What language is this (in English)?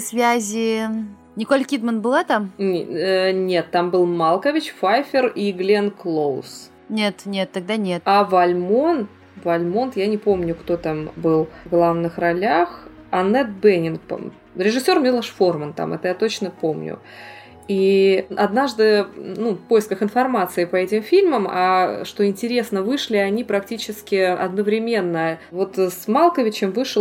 Russian